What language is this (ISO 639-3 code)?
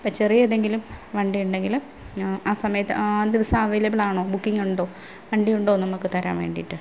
mal